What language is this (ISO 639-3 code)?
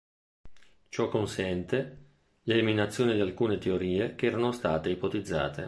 ita